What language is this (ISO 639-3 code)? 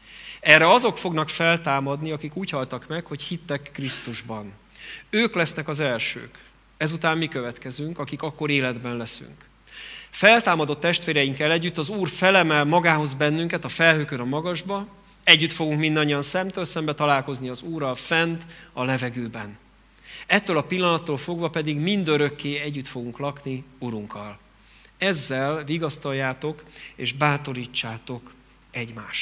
hun